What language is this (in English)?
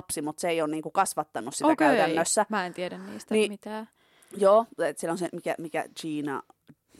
Finnish